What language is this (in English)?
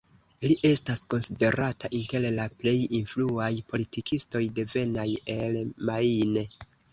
Esperanto